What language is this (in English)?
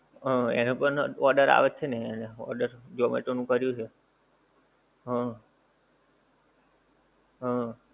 Gujarati